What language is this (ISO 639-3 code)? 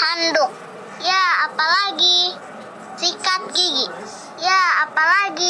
ind